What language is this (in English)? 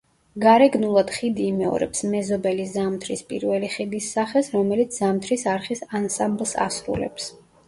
Georgian